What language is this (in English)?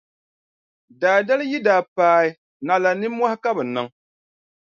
Dagbani